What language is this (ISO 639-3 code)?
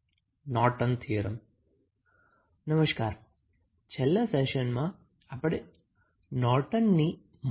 guj